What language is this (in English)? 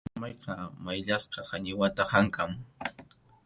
Arequipa-La Unión Quechua